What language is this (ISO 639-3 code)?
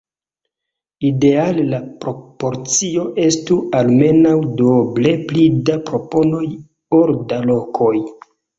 epo